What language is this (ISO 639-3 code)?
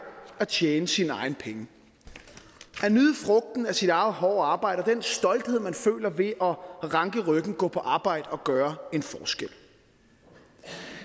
dan